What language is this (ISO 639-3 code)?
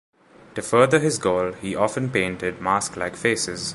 eng